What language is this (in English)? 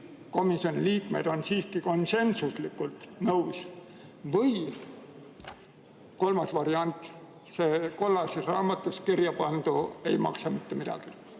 Estonian